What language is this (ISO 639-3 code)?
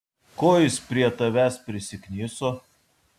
lit